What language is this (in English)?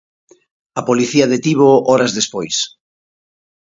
Galician